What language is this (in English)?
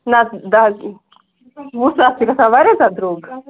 Kashmiri